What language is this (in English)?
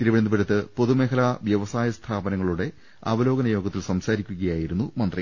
Malayalam